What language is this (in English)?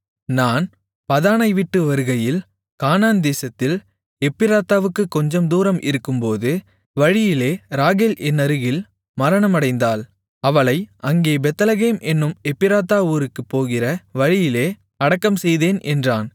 Tamil